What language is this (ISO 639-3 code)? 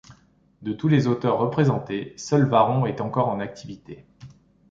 fra